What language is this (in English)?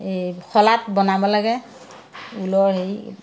Assamese